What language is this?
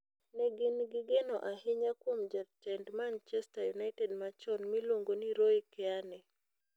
Luo (Kenya and Tanzania)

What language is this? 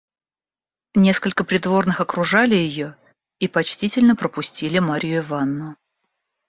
Russian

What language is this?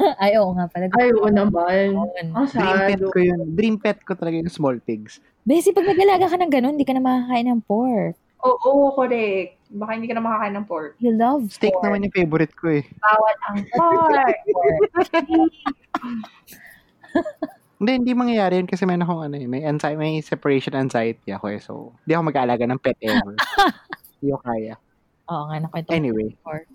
Filipino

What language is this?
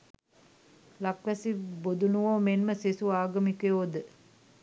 Sinhala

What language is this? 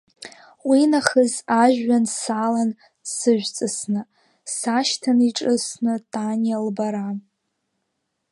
Abkhazian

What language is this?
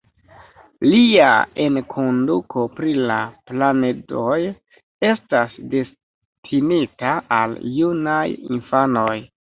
Esperanto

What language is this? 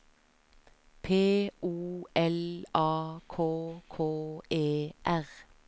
Norwegian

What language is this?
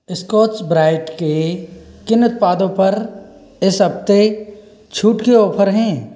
Hindi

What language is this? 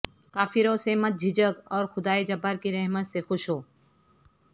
Urdu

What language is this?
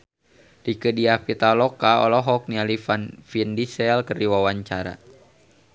Sundanese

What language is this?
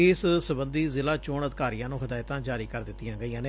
Punjabi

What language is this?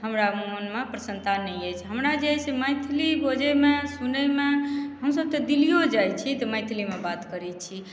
Maithili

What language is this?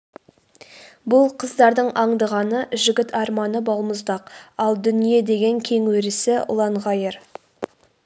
Kazakh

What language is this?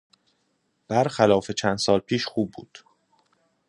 Persian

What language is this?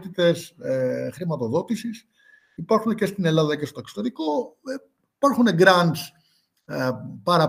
Greek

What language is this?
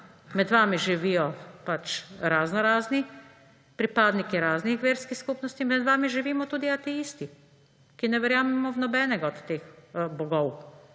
Slovenian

